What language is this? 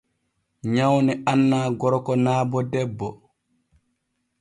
Borgu Fulfulde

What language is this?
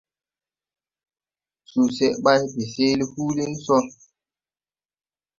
Tupuri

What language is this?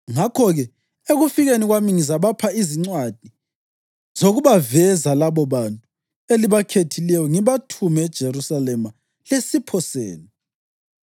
North Ndebele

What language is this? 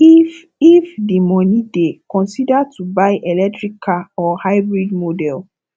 Nigerian Pidgin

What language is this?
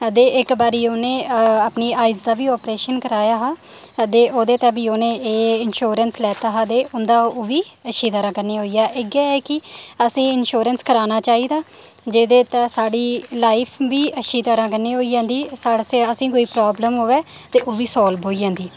Dogri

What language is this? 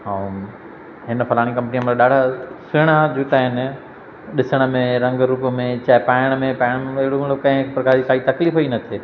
Sindhi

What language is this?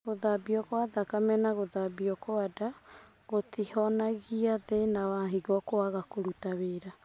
Kikuyu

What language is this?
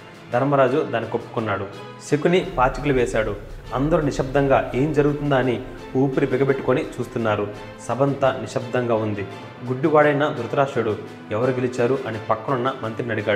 Telugu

